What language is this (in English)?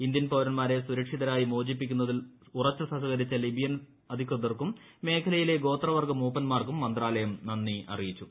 Malayalam